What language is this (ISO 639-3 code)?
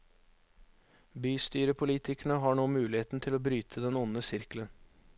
nor